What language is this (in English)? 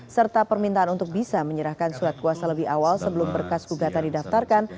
Indonesian